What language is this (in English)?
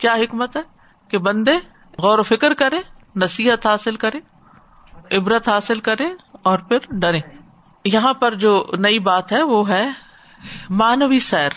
Urdu